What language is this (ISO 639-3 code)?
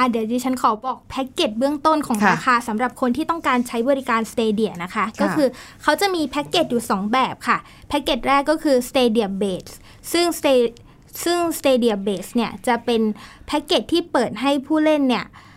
tha